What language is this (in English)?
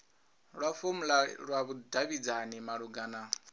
Venda